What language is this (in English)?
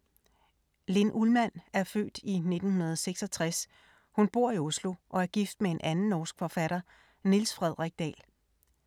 Danish